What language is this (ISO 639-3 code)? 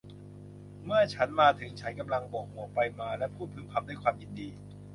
tha